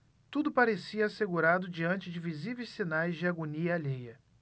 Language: Portuguese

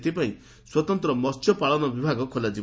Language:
Odia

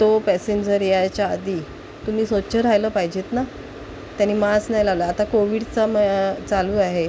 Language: Marathi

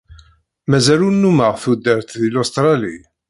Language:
Kabyle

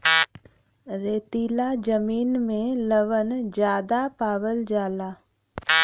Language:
Bhojpuri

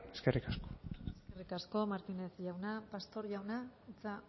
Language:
Basque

